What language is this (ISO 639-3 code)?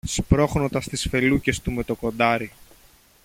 ell